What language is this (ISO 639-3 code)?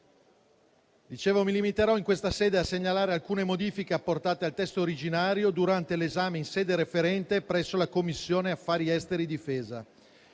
ita